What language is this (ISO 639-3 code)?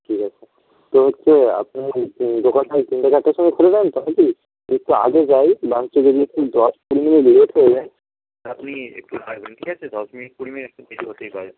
ben